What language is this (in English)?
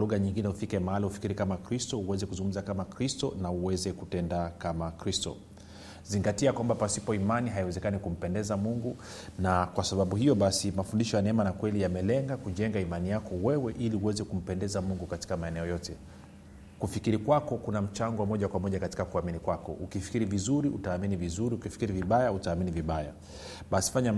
Swahili